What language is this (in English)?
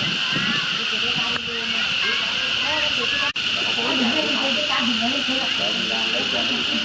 Vietnamese